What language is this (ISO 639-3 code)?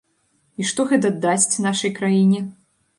bel